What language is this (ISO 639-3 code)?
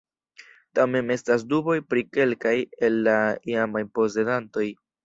epo